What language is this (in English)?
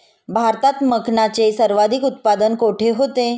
Marathi